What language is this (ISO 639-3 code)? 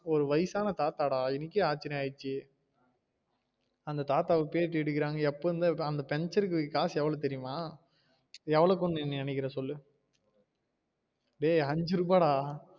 tam